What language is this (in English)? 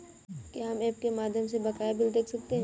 Hindi